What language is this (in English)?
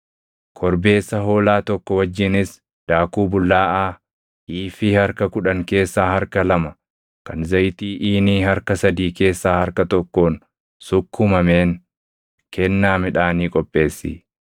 Oromo